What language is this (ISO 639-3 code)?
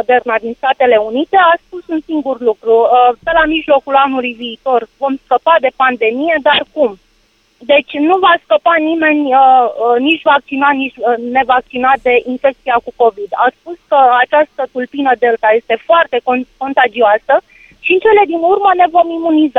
ron